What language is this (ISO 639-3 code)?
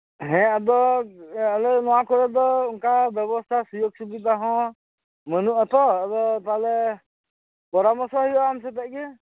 sat